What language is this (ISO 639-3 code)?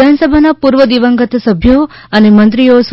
guj